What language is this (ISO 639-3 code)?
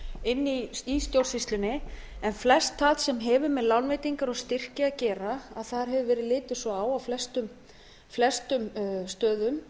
isl